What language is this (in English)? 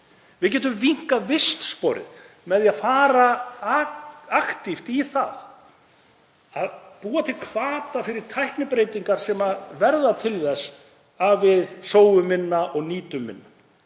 Icelandic